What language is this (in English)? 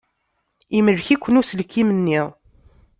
Kabyle